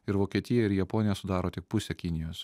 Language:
Lithuanian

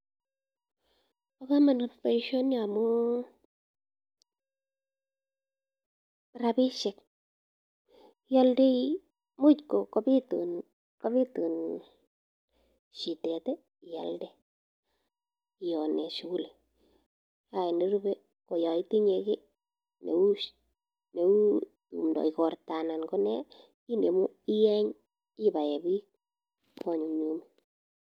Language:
Kalenjin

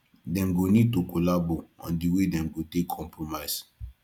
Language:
Nigerian Pidgin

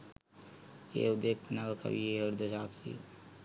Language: Sinhala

